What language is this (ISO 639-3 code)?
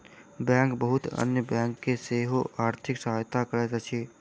mai